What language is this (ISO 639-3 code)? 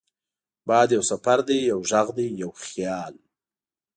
pus